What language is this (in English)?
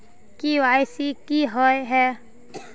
Magahi